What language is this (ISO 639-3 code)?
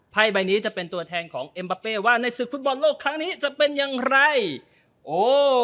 tha